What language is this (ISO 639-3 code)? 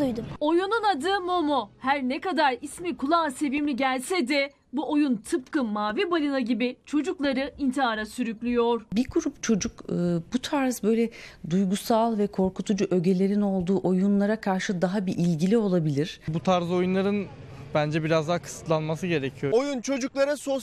tur